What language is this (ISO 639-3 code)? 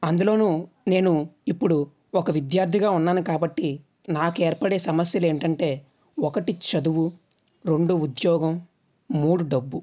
tel